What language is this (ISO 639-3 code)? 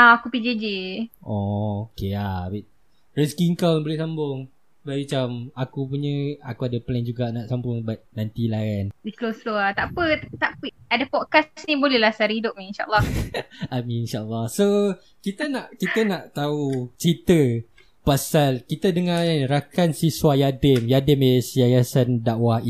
msa